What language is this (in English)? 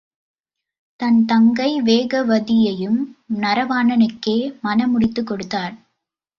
Tamil